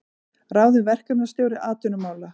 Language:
Icelandic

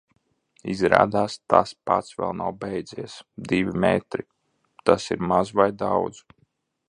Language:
Latvian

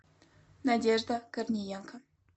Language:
Russian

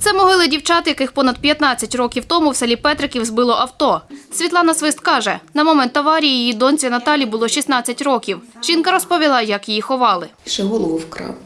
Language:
Ukrainian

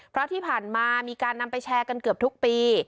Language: Thai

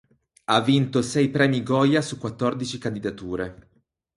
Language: Italian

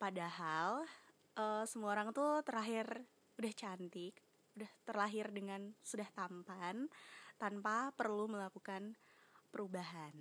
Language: Indonesian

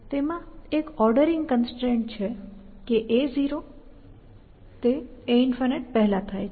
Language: Gujarati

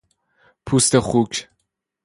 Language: Persian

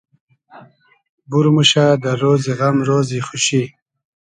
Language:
Hazaragi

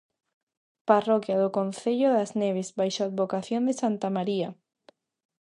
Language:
Galician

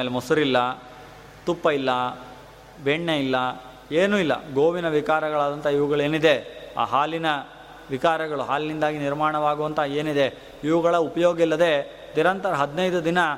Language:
Kannada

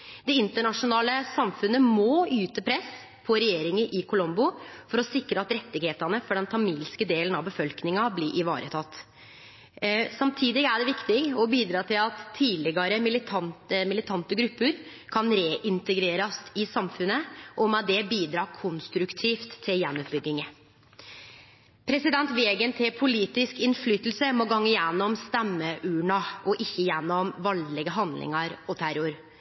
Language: Norwegian Nynorsk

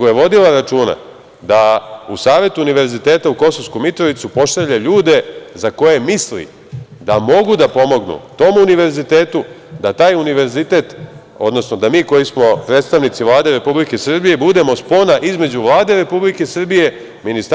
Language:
Serbian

